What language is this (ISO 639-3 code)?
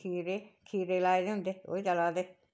doi